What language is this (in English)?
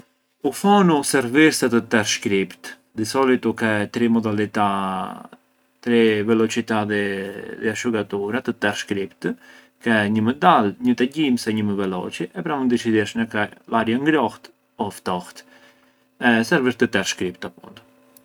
Arbëreshë Albanian